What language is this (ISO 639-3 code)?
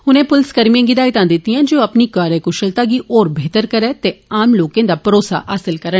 doi